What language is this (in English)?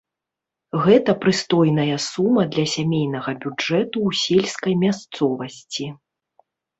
Belarusian